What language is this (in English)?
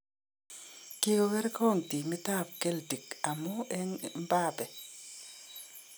Kalenjin